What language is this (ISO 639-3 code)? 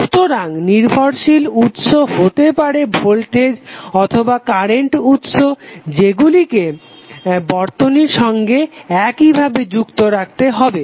ben